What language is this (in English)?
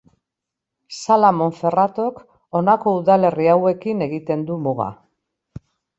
Basque